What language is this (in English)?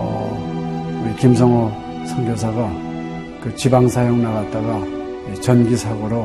Korean